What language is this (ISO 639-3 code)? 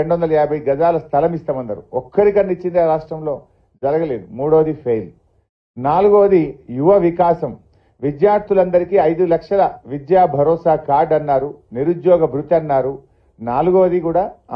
tel